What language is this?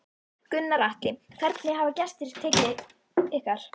Icelandic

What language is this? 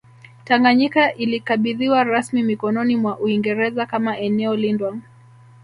Swahili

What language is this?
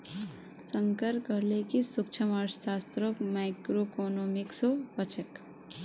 Magahi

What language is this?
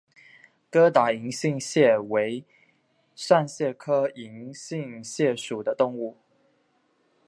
Chinese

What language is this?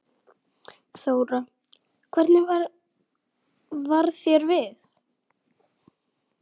Icelandic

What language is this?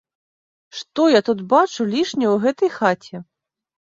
Belarusian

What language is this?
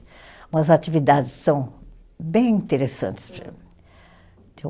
Portuguese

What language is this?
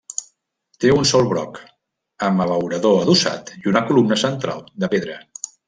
Catalan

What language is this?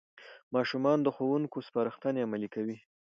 Pashto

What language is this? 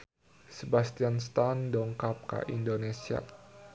Sundanese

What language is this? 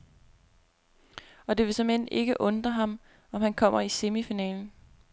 Danish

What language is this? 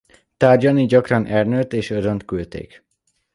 Hungarian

